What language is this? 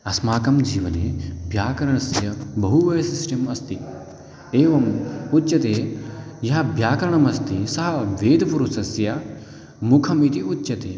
Sanskrit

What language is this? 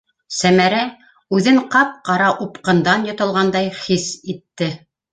Bashkir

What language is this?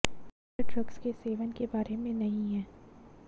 Hindi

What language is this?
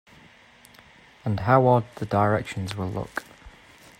English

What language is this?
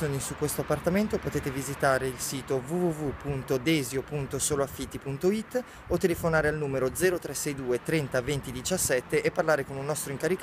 Italian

